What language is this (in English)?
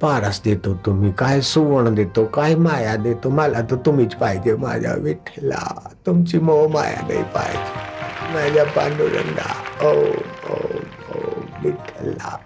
Hindi